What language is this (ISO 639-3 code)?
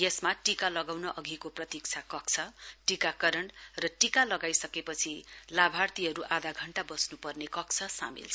nep